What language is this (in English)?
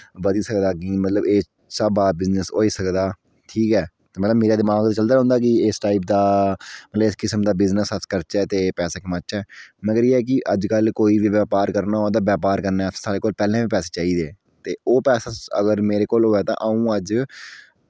Dogri